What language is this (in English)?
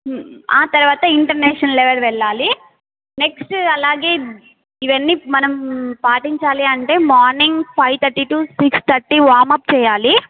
Telugu